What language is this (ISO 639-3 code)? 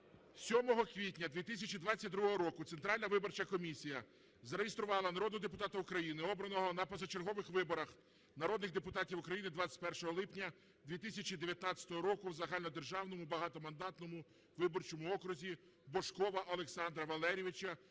ukr